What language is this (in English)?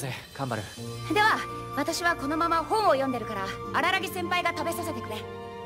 Japanese